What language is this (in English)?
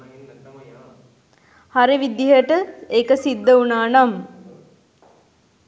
Sinhala